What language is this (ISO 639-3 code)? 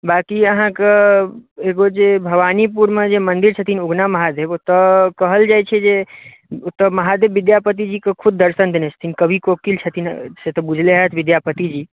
mai